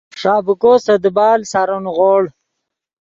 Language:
Yidgha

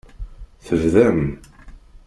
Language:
Kabyle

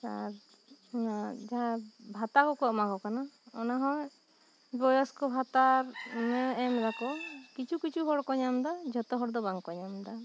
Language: Santali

